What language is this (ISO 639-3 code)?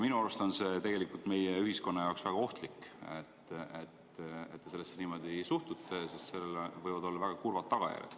est